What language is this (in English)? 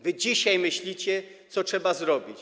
Polish